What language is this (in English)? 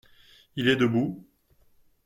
French